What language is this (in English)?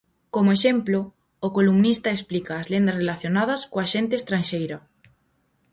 Galician